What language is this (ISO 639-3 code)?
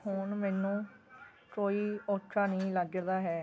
pan